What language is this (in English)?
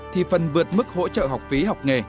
Vietnamese